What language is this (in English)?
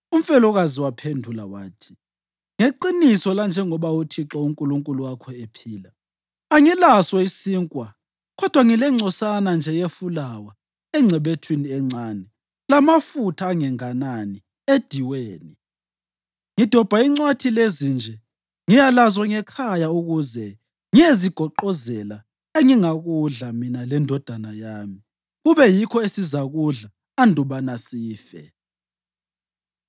North Ndebele